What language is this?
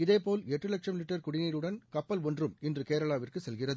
Tamil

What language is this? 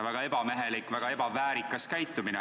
Estonian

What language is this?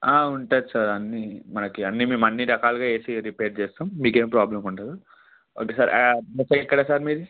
Telugu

